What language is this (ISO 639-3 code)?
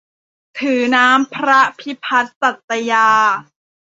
tha